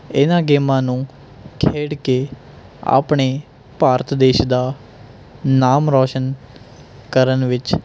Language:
Punjabi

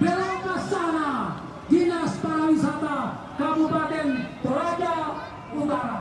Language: Indonesian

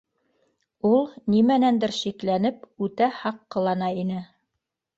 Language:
Bashkir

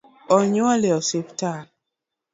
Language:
Luo (Kenya and Tanzania)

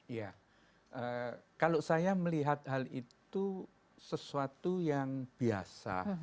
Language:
Indonesian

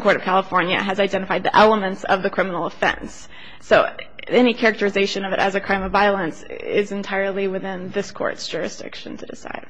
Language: English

